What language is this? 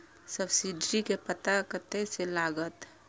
Maithili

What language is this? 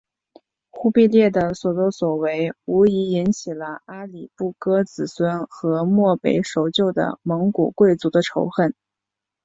Chinese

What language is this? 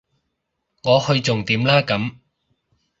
Cantonese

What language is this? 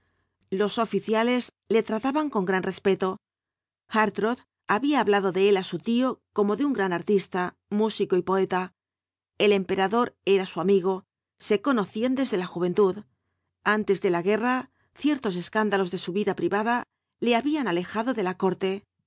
Spanish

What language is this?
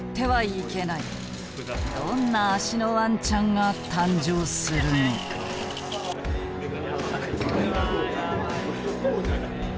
Japanese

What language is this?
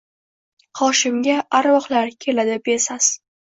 Uzbek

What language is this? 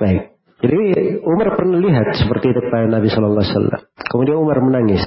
Indonesian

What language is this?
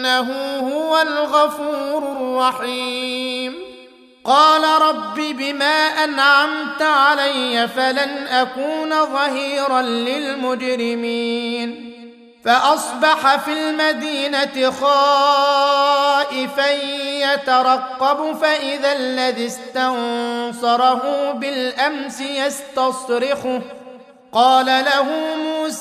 Arabic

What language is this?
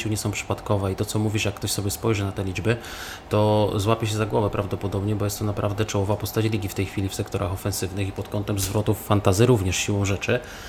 Polish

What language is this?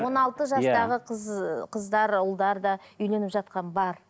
Kazakh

